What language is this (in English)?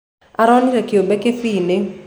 Kikuyu